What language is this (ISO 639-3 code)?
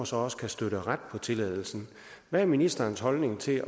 dan